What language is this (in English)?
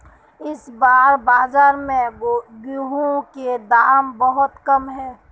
Magahi